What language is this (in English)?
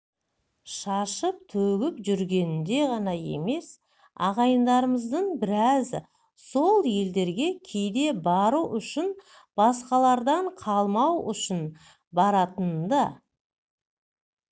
Kazakh